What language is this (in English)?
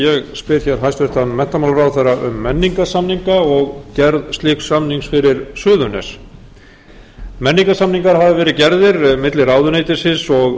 Icelandic